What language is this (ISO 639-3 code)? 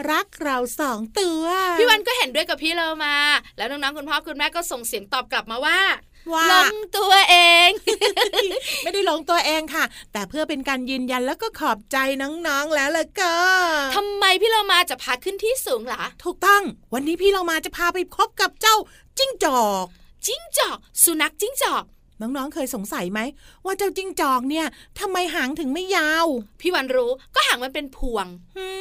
tha